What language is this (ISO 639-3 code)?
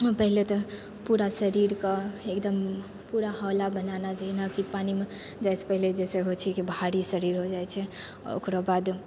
mai